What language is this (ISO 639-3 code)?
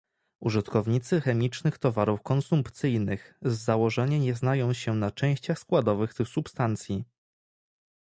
pol